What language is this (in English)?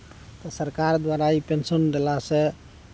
Maithili